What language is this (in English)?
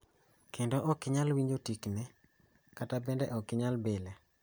Luo (Kenya and Tanzania)